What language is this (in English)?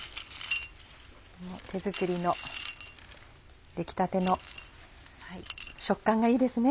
Japanese